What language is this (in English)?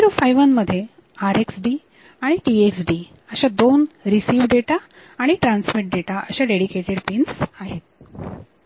Marathi